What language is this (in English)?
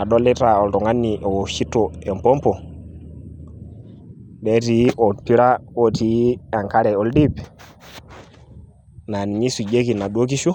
Masai